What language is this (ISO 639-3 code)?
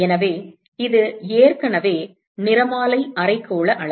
tam